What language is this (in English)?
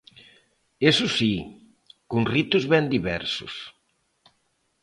Galician